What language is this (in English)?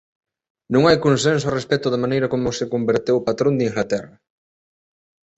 Galician